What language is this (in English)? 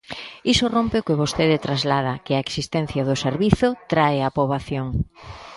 Galician